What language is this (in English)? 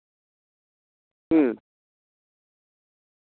Santali